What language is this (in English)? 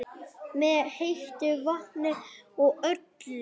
Icelandic